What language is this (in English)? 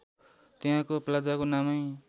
Nepali